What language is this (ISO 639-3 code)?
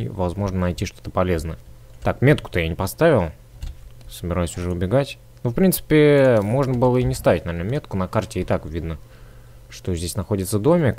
rus